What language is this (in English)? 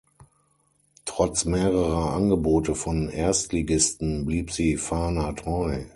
German